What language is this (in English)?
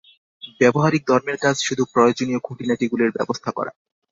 Bangla